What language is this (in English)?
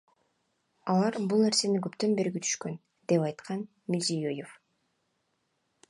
Kyrgyz